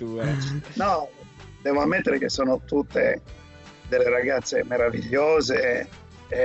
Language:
Italian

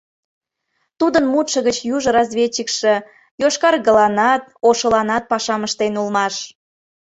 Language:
Mari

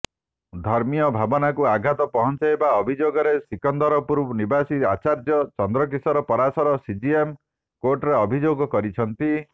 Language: Odia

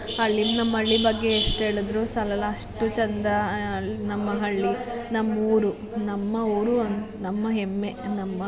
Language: Kannada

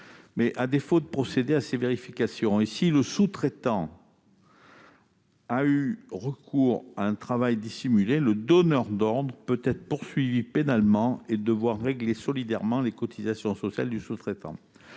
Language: French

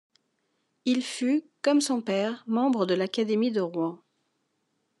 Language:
French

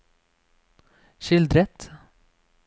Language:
Norwegian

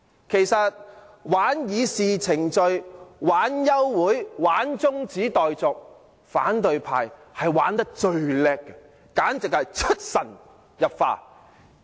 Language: Cantonese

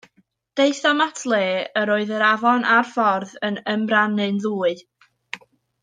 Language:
Welsh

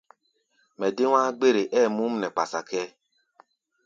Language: Gbaya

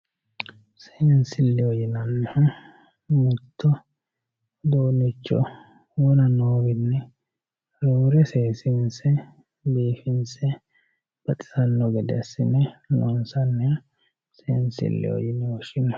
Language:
Sidamo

